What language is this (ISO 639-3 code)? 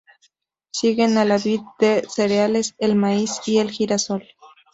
spa